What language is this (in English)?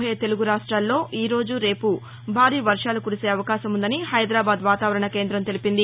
Telugu